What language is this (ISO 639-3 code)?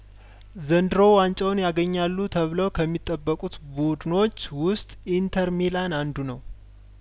amh